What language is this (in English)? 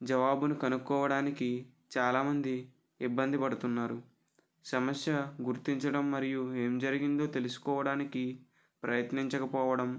Telugu